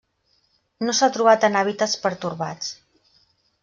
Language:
Catalan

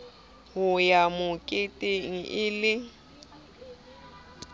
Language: Southern Sotho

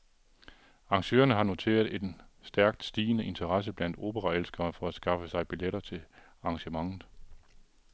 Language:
Danish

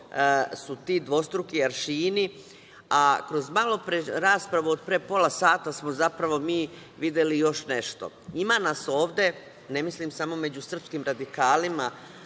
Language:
Serbian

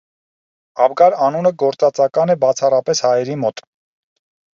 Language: Armenian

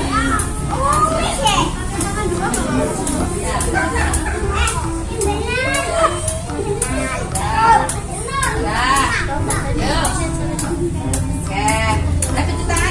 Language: Indonesian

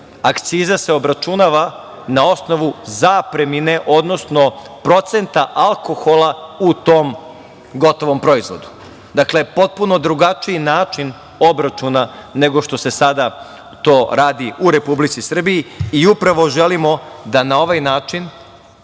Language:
Serbian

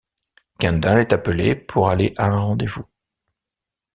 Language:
French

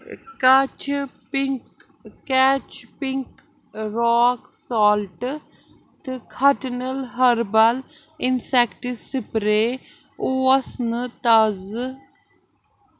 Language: Kashmiri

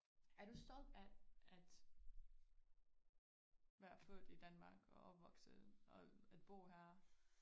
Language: Danish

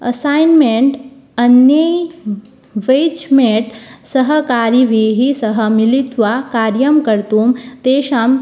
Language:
Sanskrit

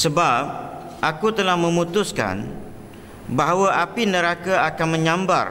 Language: Malay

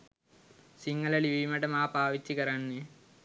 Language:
Sinhala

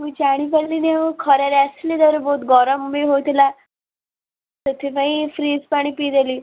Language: Odia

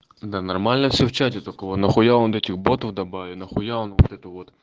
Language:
Russian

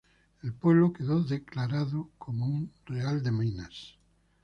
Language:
Spanish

